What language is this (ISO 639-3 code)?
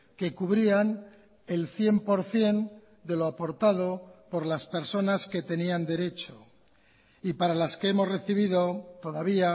spa